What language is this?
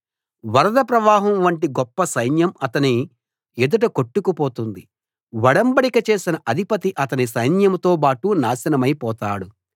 Telugu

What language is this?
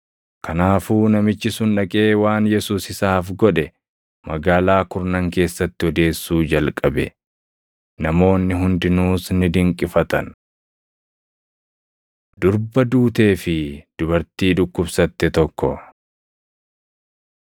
Oromo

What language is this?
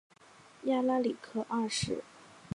Chinese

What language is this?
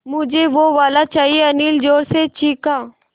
Hindi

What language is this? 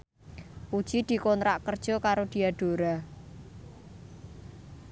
Javanese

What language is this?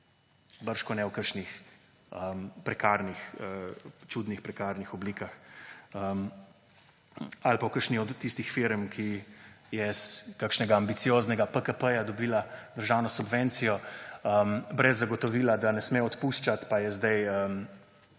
Slovenian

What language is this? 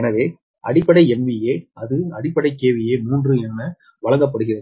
Tamil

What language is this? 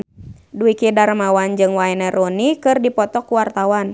Sundanese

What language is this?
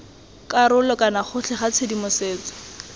Tswana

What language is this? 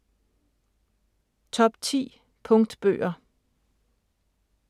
Danish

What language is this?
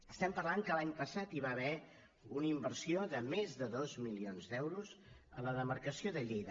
Catalan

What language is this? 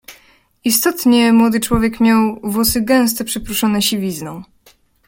Polish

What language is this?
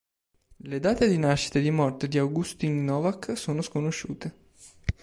Italian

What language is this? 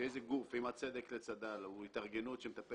Hebrew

